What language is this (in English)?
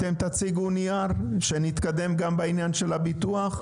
Hebrew